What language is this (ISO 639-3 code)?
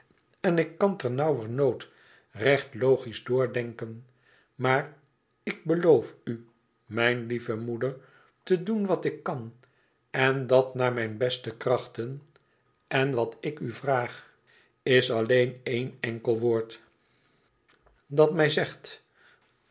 nld